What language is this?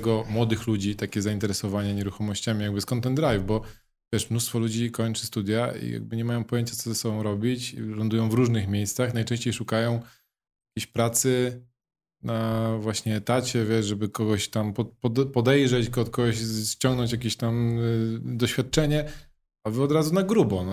Polish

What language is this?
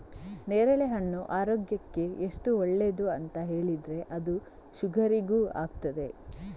Kannada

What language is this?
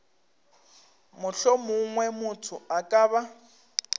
Northern Sotho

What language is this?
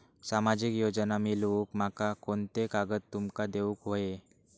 Marathi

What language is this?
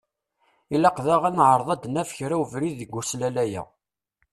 Kabyle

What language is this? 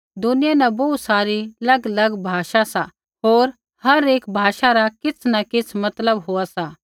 Kullu Pahari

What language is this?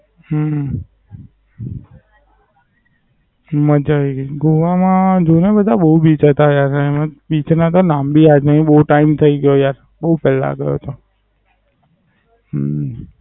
Gujarati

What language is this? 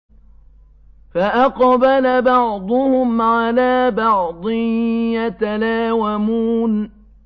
Arabic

